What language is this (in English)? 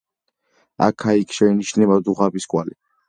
Georgian